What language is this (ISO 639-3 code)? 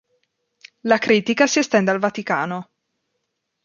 ita